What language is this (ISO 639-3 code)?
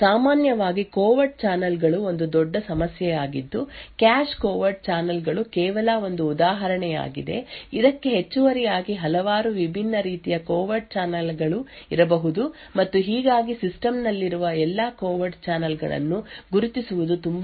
kan